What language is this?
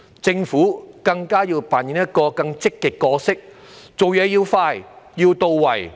Cantonese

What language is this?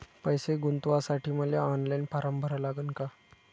Marathi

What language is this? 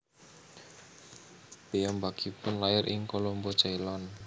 Javanese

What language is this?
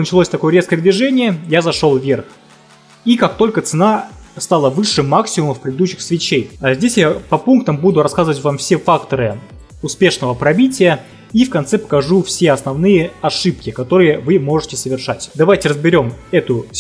Russian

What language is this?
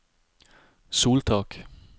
Norwegian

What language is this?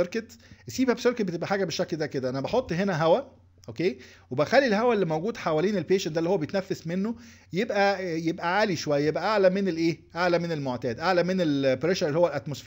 Arabic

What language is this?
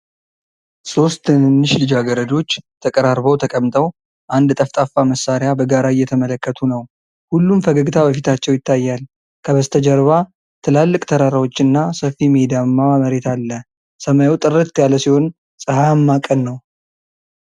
Amharic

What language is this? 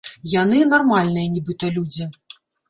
Belarusian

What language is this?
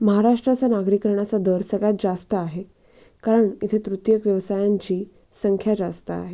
Marathi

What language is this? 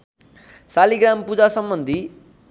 Nepali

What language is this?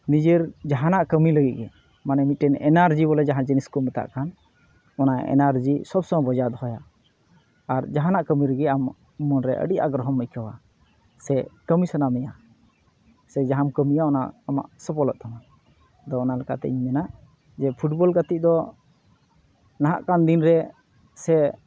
Santali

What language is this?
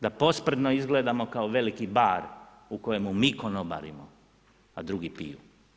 Croatian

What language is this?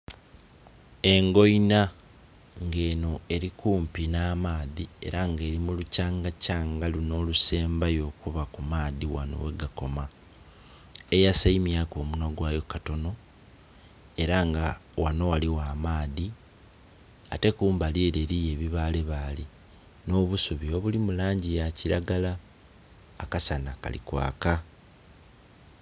Soga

